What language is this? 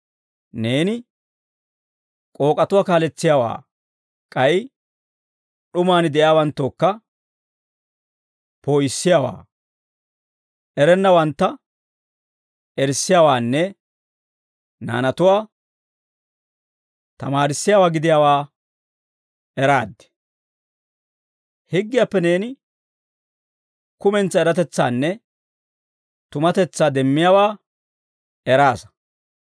Dawro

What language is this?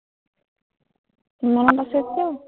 Assamese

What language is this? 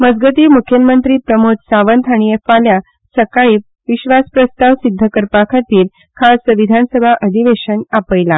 Konkani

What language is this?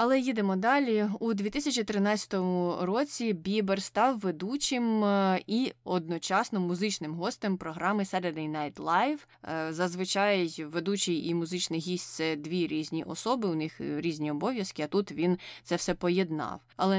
Ukrainian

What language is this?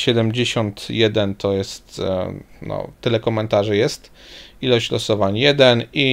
Polish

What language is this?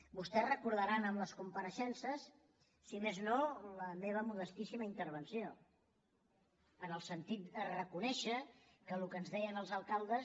Catalan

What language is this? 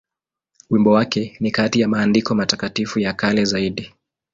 Swahili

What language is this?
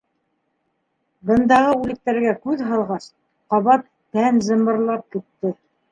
Bashkir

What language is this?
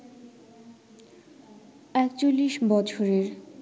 Bangla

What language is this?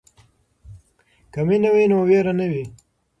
Pashto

